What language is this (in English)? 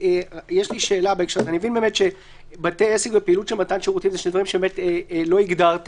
Hebrew